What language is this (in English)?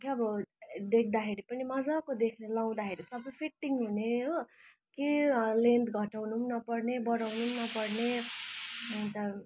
Nepali